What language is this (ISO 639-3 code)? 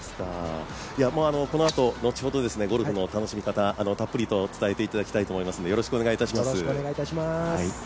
jpn